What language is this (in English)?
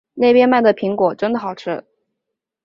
Chinese